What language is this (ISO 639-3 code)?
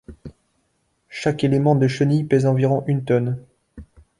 fra